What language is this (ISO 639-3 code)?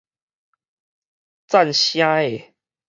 nan